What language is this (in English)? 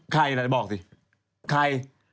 Thai